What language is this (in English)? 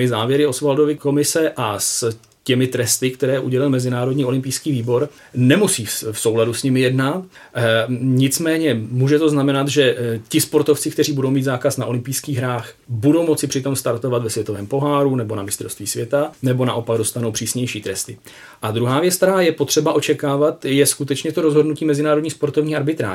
Czech